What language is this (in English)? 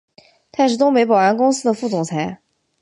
Chinese